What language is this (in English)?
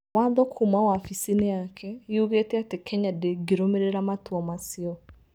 Kikuyu